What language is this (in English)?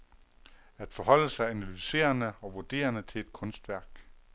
Danish